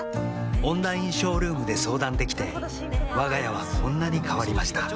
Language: Japanese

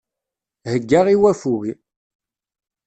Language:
Kabyle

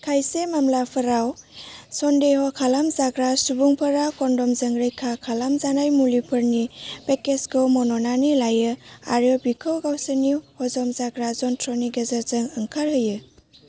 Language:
Bodo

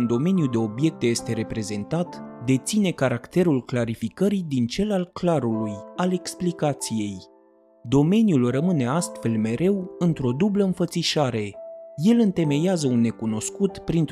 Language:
Romanian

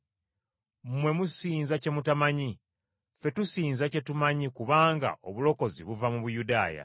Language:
Ganda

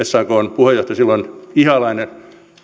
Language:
Finnish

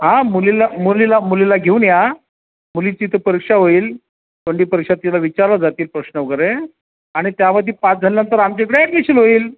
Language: Marathi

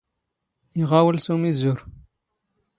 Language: Standard Moroccan Tamazight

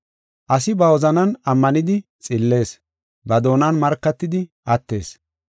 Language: Gofa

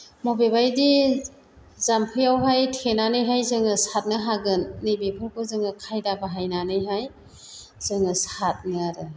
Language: Bodo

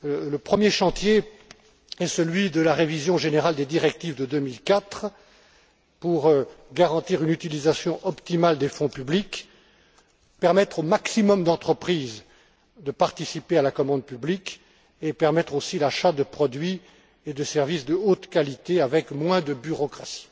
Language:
French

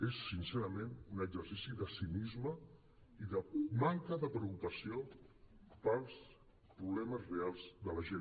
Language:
Catalan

